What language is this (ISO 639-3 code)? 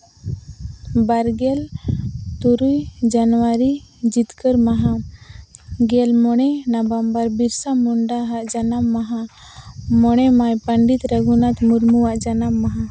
sat